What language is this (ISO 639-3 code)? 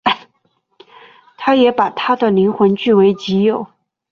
zho